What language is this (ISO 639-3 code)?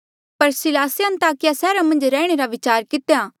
mjl